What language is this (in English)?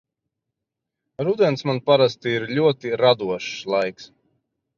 Latvian